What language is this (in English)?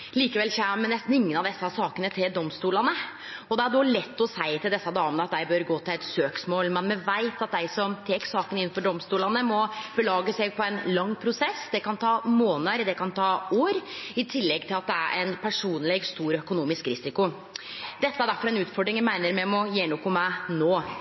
Norwegian Nynorsk